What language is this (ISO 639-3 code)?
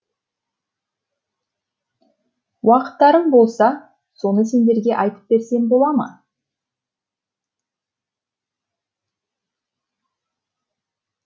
kaz